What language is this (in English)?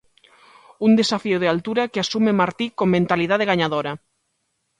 Galician